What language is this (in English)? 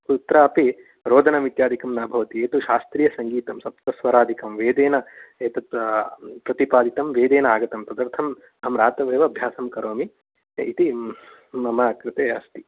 Sanskrit